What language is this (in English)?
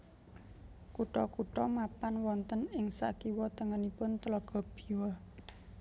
Javanese